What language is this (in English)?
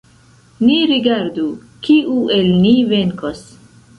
Esperanto